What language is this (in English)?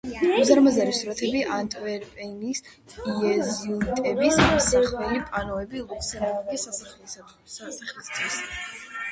Georgian